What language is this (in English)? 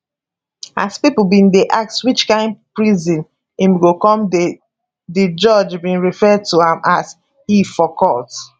Nigerian Pidgin